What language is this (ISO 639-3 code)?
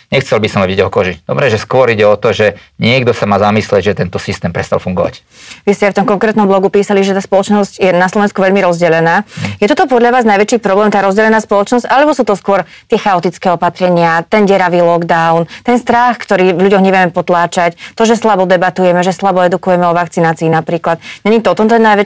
slk